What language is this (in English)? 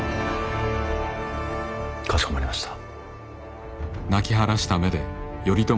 Japanese